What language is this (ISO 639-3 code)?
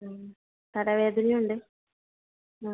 mal